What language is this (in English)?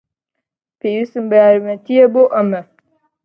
Central Kurdish